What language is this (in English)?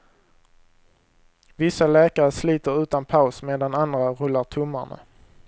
Swedish